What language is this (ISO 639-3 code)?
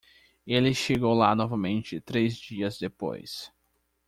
por